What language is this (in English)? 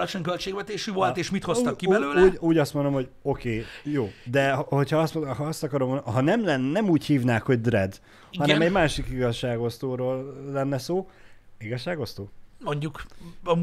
Hungarian